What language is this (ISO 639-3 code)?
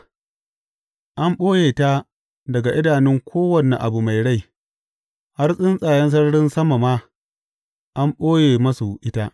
hau